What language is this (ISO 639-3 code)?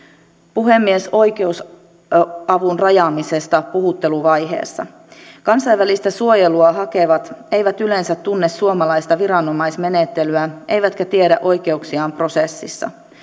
fin